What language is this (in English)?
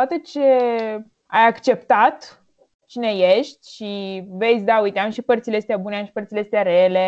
Romanian